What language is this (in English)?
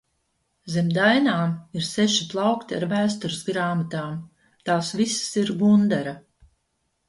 Latvian